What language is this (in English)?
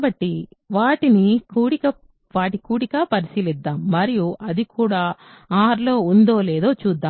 Telugu